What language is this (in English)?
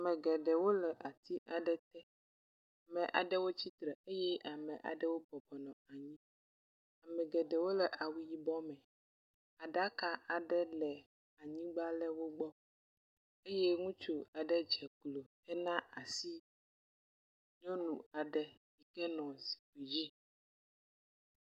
Ewe